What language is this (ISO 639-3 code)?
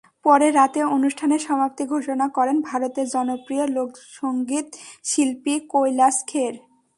ben